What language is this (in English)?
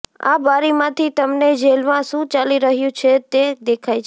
Gujarati